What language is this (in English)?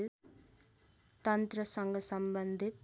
Nepali